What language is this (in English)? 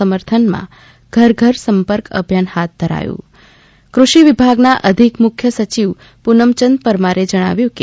Gujarati